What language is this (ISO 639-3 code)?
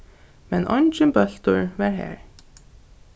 fao